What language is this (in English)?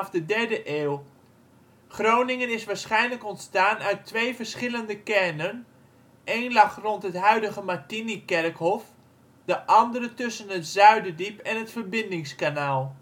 Dutch